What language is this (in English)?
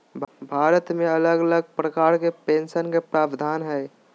Magahi